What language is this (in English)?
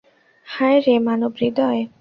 Bangla